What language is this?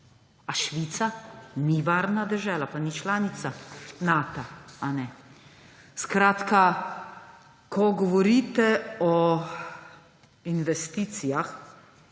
Slovenian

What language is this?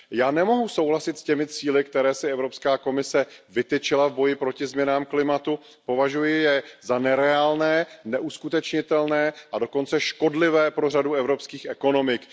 Czech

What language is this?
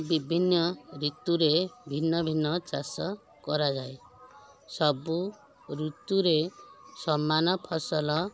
Odia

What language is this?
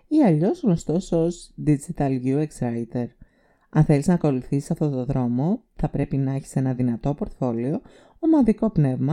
Greek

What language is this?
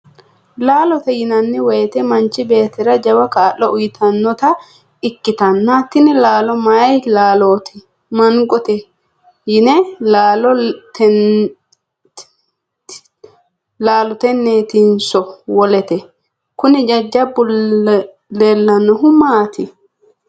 Sidamo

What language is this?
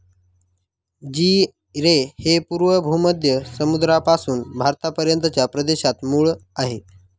Marathi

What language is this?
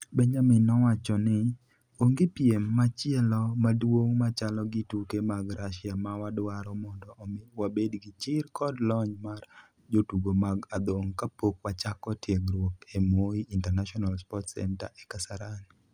Luo (Kenya and Tanzania)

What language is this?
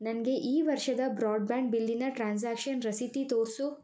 Kannada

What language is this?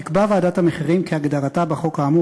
Hebrew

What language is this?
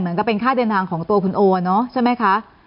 Thai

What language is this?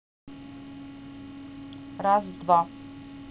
Russian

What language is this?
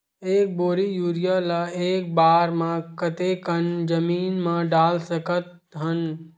Chhattisgarhi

